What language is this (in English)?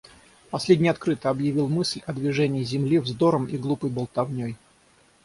Russian